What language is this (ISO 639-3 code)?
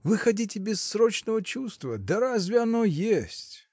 rus